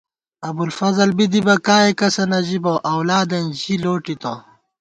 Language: Gawar-Bati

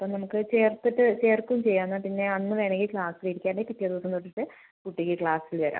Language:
Malayalam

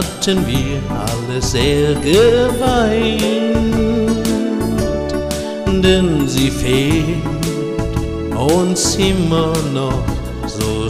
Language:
German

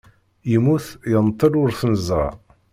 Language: Kabyle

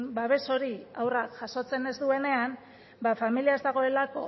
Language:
Basque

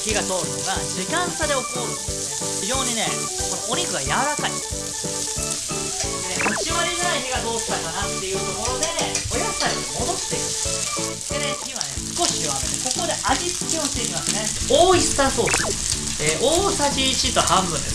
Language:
Japanese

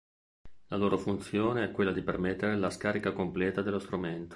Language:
Italian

